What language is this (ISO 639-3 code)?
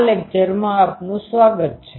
guj